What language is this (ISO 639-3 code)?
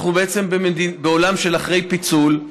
heb